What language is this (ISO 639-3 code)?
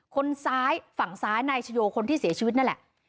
tha